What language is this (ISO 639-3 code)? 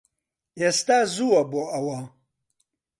ckb